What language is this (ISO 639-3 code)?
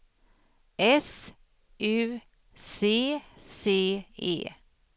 swe